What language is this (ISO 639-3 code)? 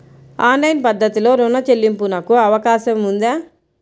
tel